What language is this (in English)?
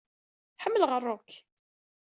Kabyle